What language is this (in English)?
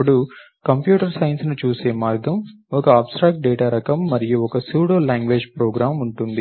Telugu